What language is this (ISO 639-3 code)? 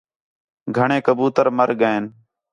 xhe